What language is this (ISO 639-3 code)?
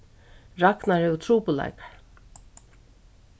fao